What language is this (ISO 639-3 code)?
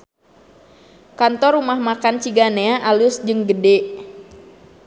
sun